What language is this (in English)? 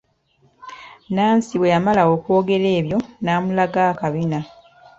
Ganda